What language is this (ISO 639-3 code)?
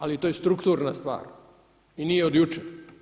hrv